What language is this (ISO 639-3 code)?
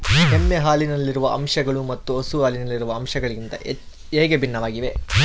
kan